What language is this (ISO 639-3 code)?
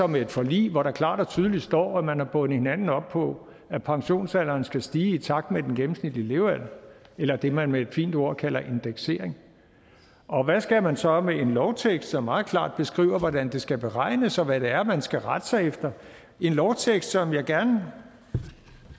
dan